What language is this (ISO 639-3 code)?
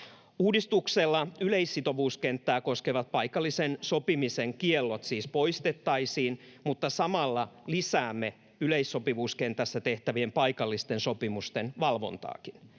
fin